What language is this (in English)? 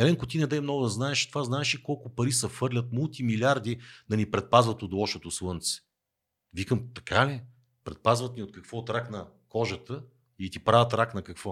Bulgarian